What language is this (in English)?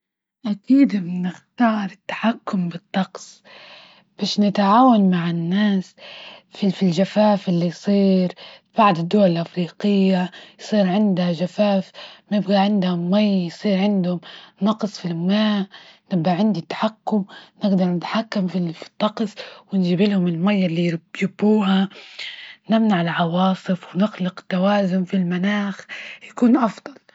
Libyan Arabic